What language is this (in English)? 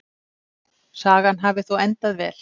Icelandic